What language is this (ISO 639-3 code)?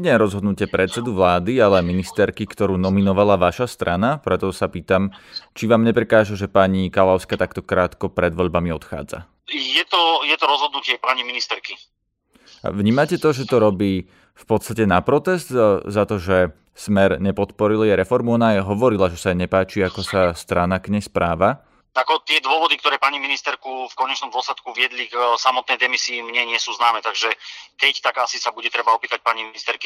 slk